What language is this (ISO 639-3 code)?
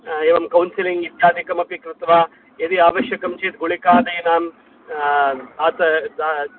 san